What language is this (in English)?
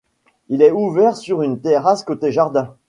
French